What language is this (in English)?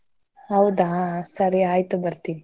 Kannada